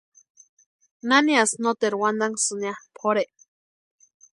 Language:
Western Highland Purepecha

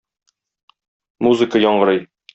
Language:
Tatar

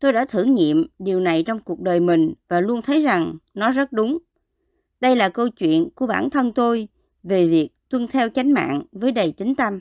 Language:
Vietnamese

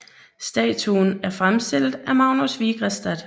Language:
Danish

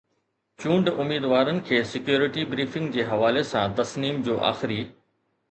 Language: Sindhi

